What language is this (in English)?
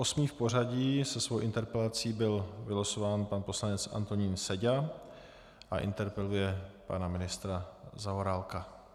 Czech